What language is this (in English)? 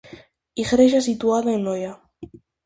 Galician